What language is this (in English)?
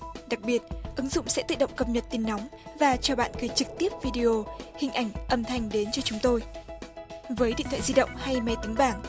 Vietnamese